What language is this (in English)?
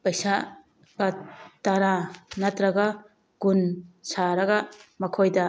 Manipuri